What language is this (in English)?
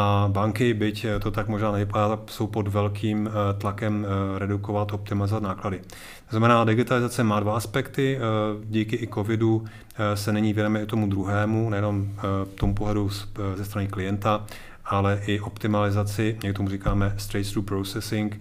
Czech